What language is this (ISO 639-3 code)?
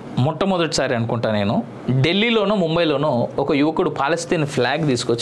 tel